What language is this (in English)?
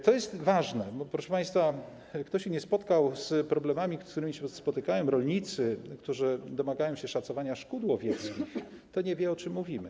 Polish